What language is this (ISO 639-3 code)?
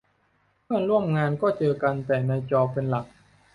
tha